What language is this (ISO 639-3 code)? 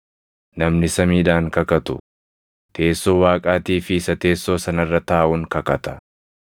orm